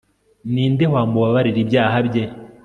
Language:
Kinyarwanda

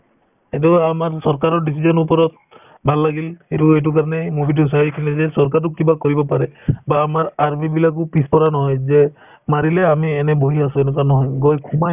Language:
Assamese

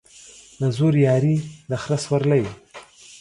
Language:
Pashto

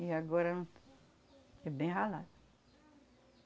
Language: Portuguese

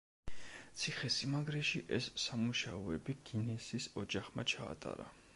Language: Georgian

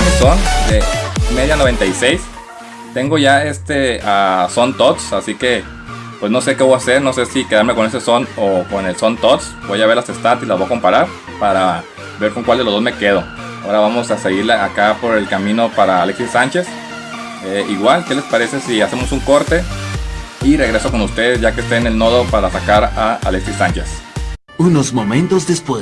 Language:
Spanish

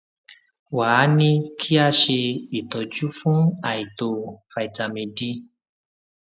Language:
Yoruba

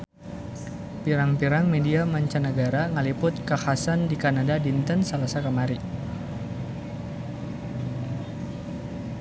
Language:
Sundanese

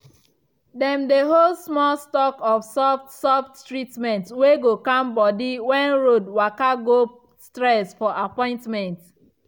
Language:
Nigerian Pidgin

